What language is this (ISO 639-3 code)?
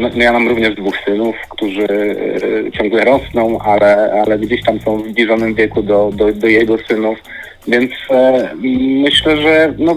pol